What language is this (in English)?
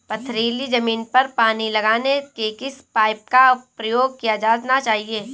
Hindi